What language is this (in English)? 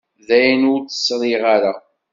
Kabyle